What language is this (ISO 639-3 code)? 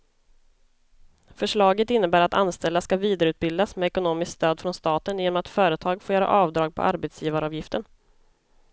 swe